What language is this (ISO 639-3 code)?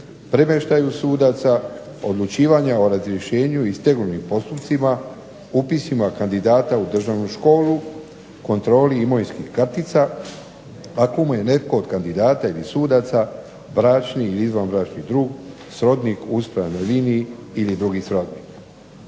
hrv